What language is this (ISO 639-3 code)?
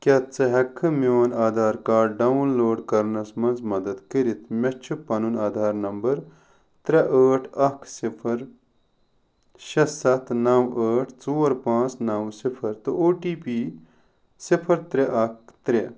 kas